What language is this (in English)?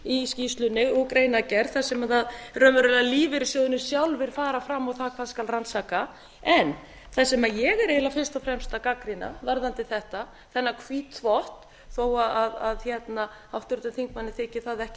Icelandic